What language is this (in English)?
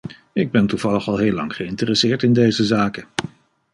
Dutch